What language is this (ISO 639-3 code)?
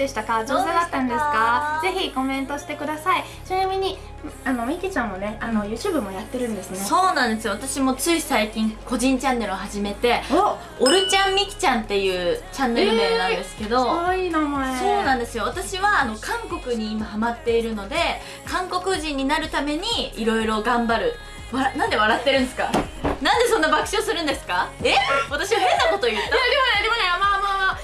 jpn